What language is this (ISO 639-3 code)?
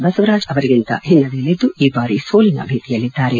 kan